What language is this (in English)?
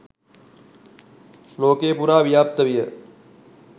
Sinhala